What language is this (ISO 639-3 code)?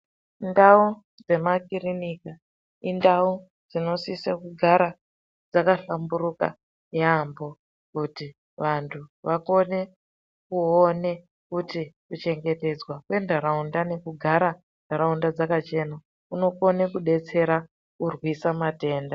ndc